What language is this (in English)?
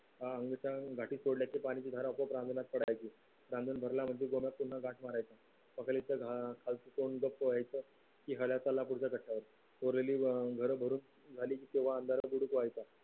Marathi